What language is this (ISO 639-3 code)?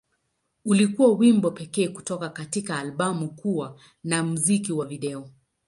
swa